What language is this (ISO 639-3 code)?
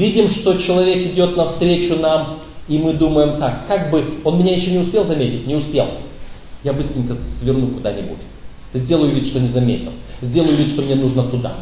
rus